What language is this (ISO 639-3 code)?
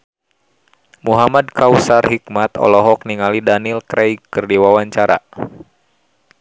sun